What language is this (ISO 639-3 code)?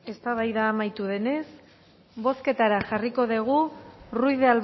eus